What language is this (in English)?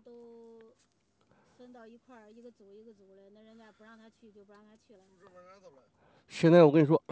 Chinese